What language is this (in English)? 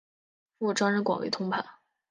Chinese